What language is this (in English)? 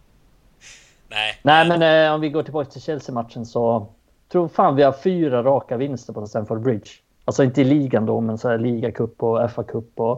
Swedish